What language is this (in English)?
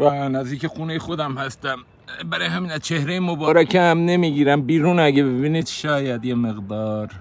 Persian